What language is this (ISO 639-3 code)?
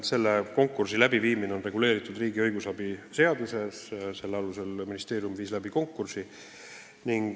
est